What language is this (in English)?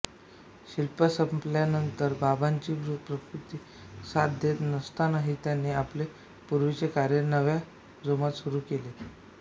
Marathi